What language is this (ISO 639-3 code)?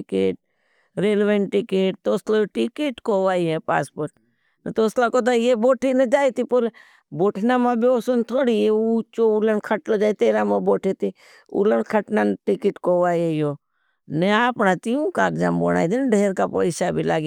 bhb